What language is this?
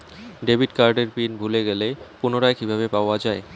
Bangla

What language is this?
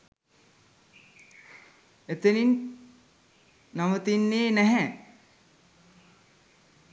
Sinhala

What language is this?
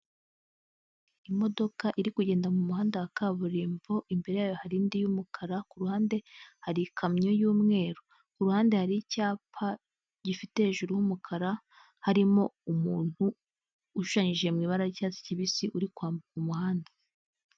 Kinyarwanda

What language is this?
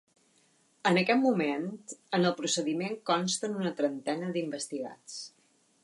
Catalan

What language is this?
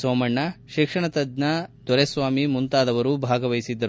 Kannada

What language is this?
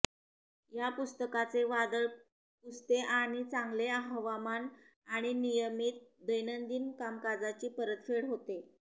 Marathi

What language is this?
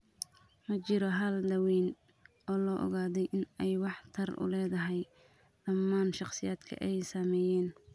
Somali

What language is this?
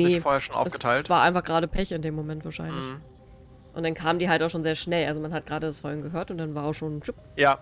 German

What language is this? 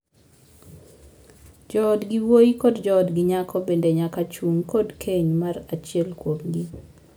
Luo (Kenya and Tanzania)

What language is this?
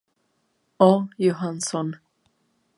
Czech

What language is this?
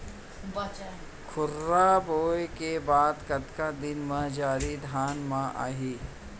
Chhattisgarhi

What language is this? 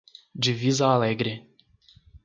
Portuguese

